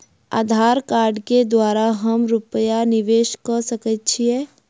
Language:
Maithili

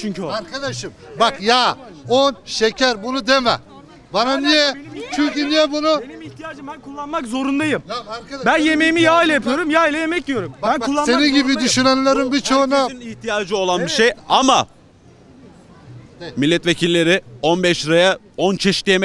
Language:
Turkish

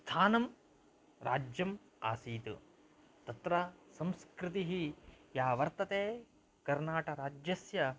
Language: Sanskrit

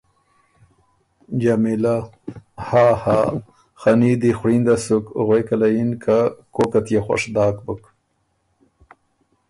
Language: Ormuri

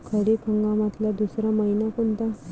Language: Marathi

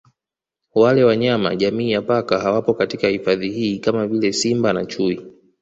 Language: Swahili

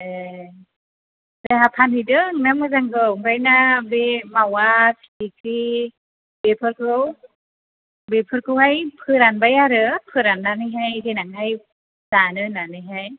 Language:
Bodo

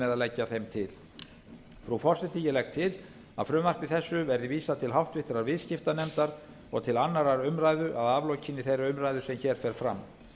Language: Icelandic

